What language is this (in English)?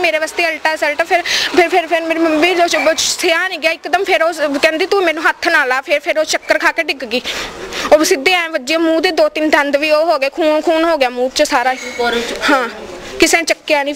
Punjabi